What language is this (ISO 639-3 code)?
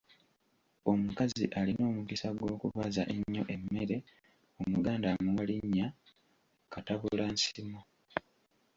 lug